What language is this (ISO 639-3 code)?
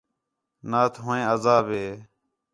xhe